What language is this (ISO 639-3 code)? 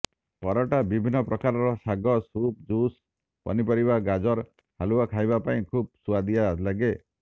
ori